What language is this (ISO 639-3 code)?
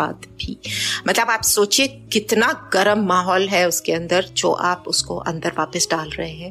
hin